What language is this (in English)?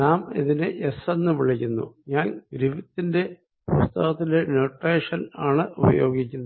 Malayalam